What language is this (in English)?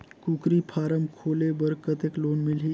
Chhattisgarhi